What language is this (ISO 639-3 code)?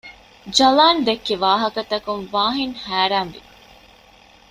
div